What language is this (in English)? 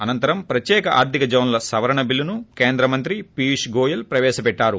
Telugu